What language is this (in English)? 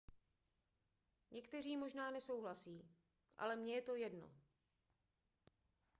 Czech